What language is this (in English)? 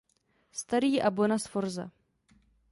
Czech